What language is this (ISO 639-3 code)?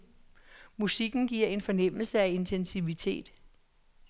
dan